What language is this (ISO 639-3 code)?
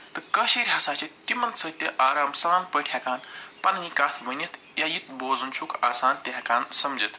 kas